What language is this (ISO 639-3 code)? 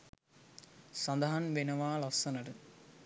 sin